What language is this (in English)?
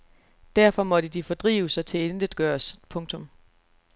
Danish